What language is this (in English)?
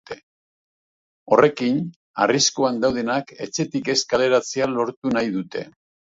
Basque